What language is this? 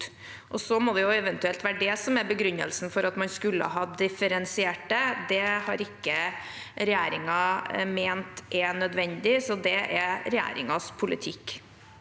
Norwegian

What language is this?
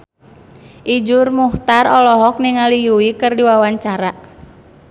Sundanese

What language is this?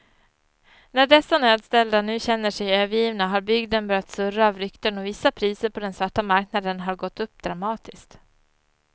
Swedish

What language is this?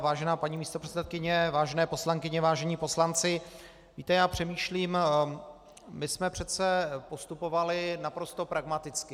Czech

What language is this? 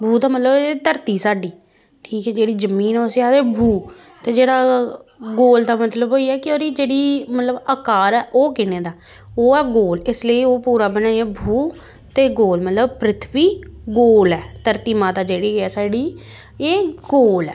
Dogri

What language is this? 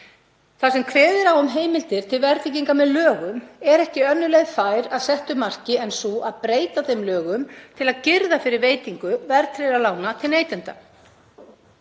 Icelandic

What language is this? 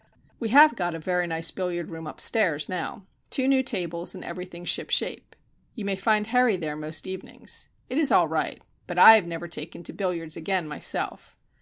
English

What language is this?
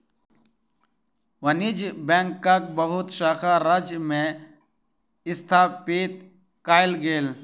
Maithili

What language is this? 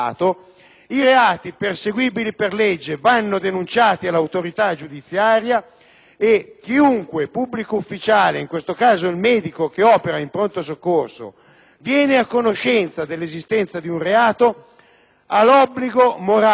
Italian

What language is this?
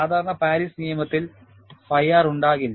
Malayalam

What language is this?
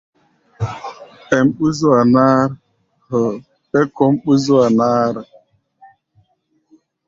Gbaya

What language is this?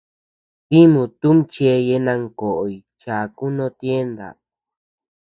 Tepeuxila Cuicatec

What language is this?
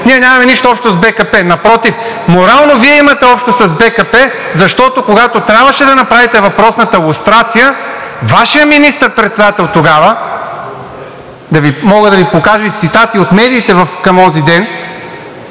Bulgarian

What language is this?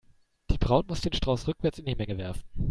German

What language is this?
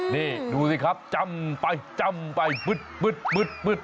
Thai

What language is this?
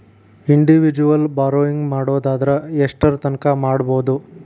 Kannada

